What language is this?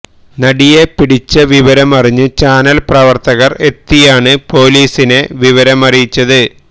Malayalam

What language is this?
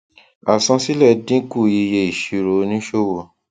Yoruba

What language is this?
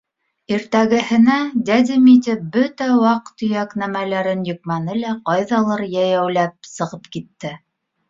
Bashkir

